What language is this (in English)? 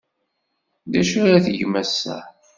Kabyle